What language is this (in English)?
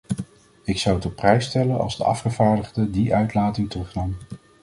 Dutch